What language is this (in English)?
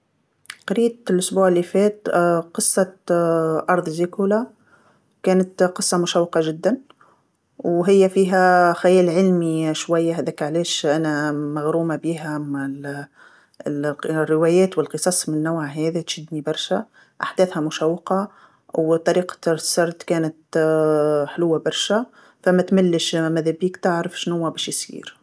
Tunisian Arabic